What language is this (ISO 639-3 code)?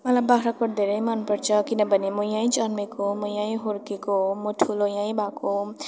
nep